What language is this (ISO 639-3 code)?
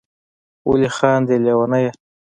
pus